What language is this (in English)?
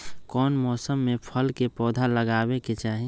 Magahi